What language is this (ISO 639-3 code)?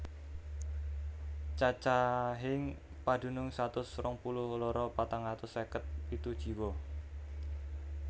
jav